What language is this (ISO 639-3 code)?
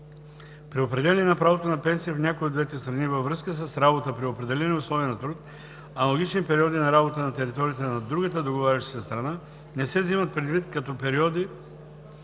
bul